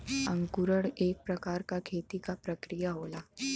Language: Bhojpuri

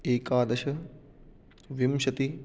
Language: Sanskrit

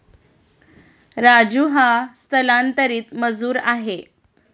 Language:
Marathi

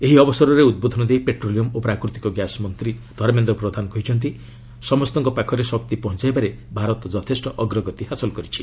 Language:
Odia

